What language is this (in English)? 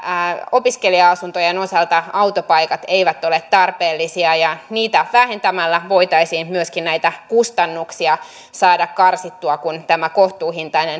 Finnish